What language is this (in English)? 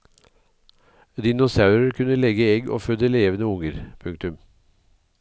Norwegian